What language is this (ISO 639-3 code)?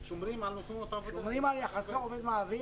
heb